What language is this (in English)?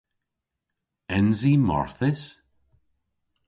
Cornish